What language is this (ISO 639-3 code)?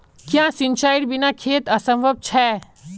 mag